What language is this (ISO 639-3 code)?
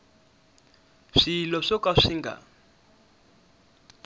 tso